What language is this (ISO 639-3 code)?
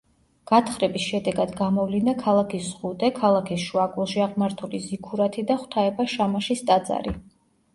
kat